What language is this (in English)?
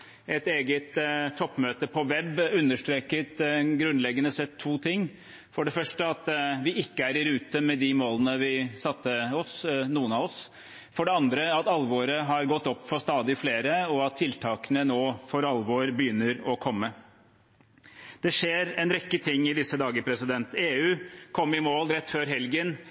Norwegian Bokmål